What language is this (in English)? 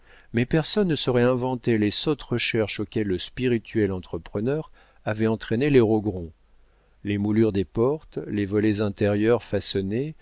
French